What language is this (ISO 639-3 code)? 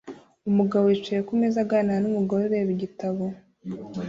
kin